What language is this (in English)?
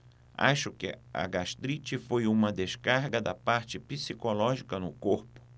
Portuguese